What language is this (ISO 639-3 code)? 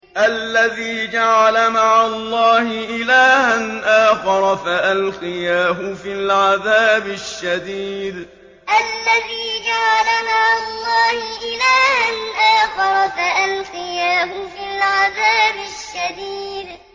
ara